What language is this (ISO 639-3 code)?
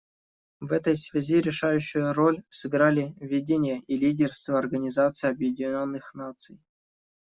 rus